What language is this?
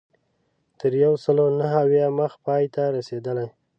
Pashto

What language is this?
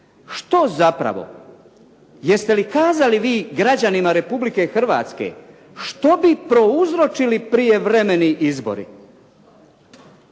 Croatian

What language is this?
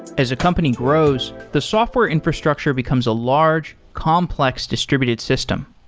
English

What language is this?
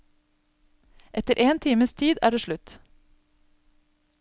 Norwegian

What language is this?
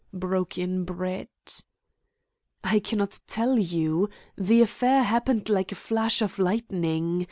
English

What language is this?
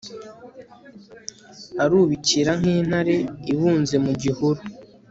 Kinyarwanda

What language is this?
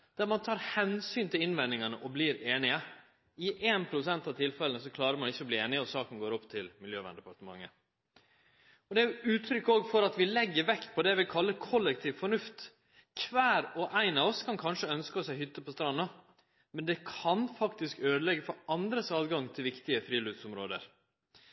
Norwegian Nynorsk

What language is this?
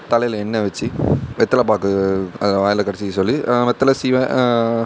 Tamil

